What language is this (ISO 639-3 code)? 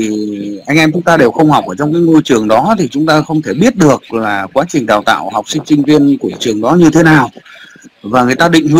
vie